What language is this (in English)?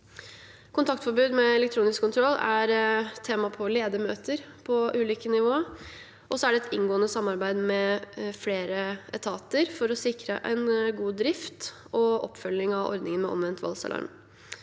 Norwegian